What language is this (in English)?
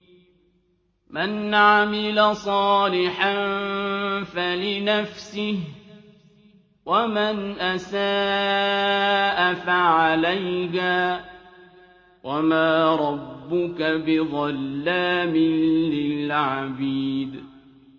Arabic